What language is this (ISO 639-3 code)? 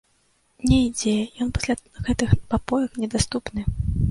bel